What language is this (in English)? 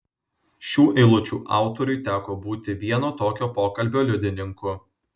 Lithuanian